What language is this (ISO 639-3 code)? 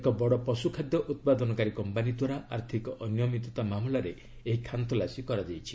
ori